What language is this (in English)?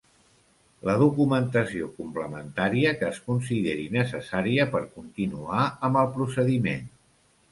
Catalan